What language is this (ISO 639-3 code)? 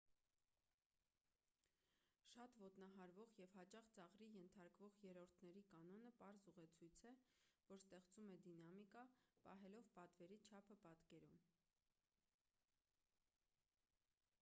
hye